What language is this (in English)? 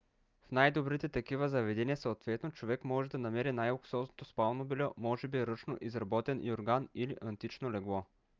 Bulgarian